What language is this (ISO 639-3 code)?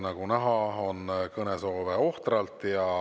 est